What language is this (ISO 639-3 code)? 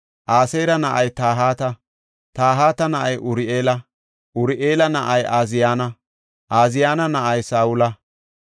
gof